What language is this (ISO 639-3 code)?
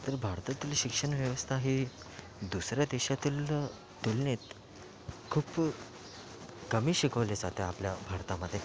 mar